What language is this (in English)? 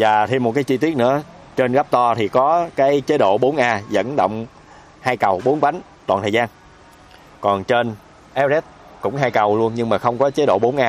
Vietnamese